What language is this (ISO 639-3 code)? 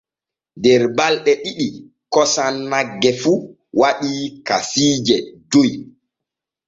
fue